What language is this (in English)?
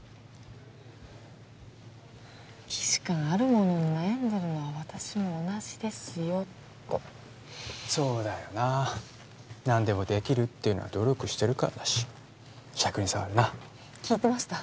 Japanese